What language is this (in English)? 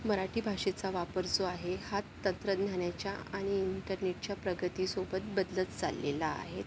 Marathi